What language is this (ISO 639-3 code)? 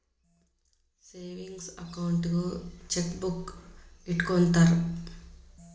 kan